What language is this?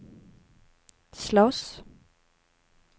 Swedish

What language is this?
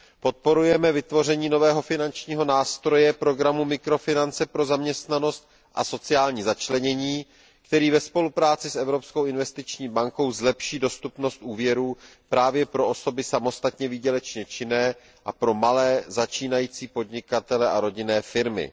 Czech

